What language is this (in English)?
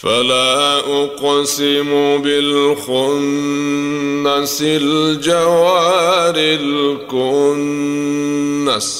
Arabic